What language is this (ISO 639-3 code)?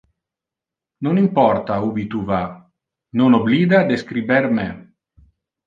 ina